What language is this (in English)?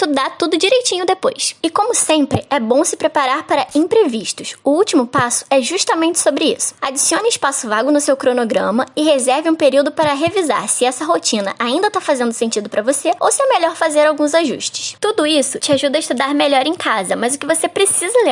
Portuguese